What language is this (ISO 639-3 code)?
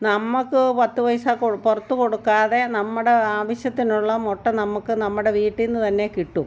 mal